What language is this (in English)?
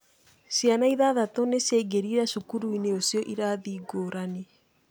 Kikuyu